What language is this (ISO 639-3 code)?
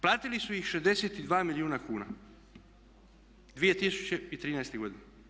hrv